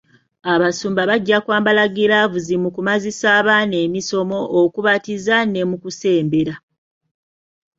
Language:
Ganda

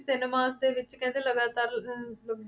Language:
Punjabi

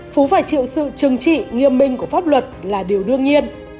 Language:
Vietnamese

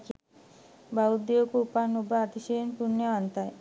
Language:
Sinhala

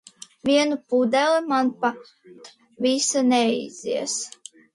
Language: Latvian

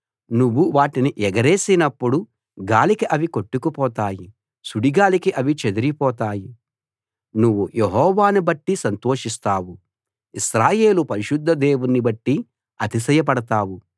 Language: Telugu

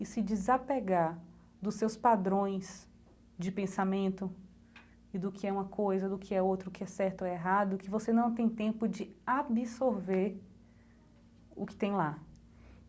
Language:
Portuguese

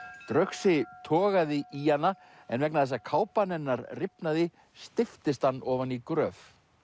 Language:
Icelandic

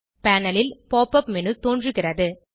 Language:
Tamil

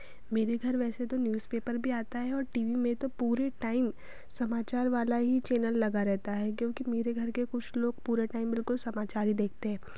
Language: Hindi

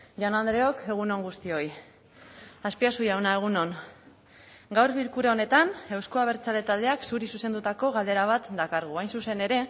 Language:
Basque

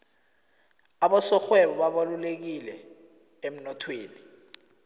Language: South Ndebele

